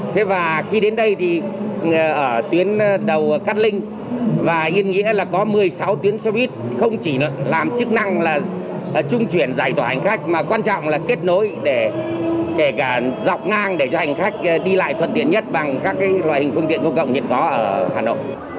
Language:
Vietnamese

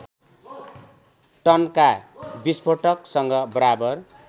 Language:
Nepali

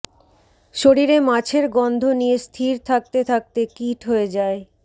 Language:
Bangla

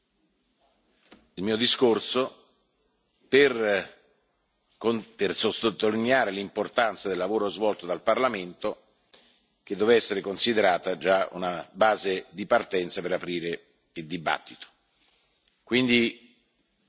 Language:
Italian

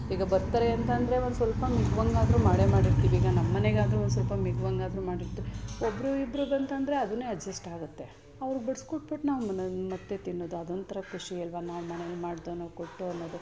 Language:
Kannada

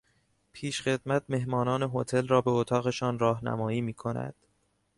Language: Persian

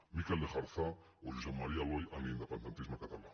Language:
Catalan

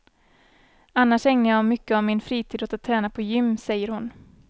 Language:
Swedish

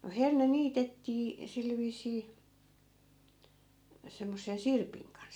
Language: Finnish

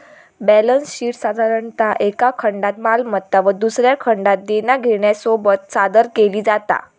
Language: Marathi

